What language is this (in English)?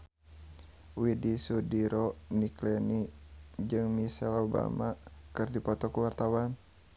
Sundanese